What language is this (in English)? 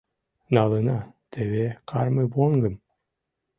Mari